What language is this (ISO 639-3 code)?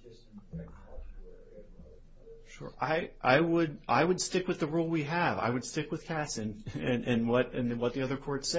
eng